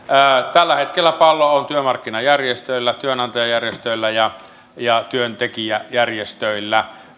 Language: Finnish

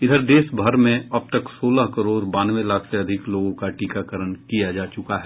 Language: Hindi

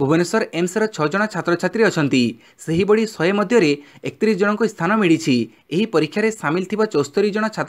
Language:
Romanian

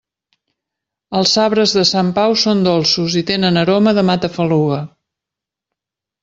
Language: Catalan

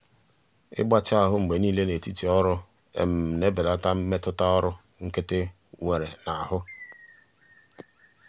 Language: Igbo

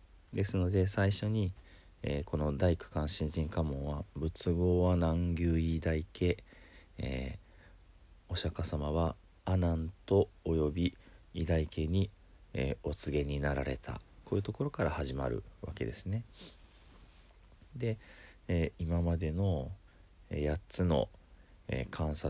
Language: Japanese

